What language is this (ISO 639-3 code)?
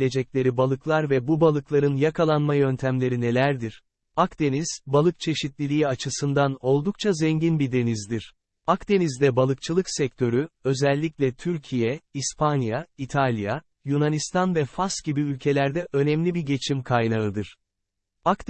tur